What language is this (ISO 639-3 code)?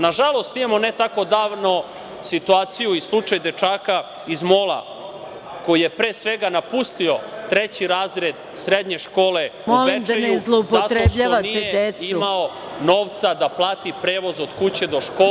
srp